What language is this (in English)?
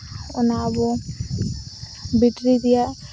Santali